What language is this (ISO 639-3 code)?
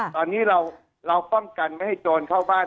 tha